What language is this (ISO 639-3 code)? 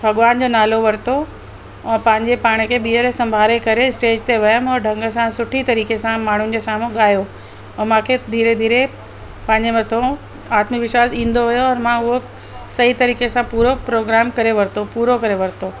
snd